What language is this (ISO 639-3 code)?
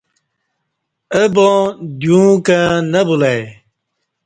bsh